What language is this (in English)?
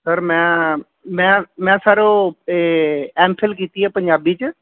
Punjabi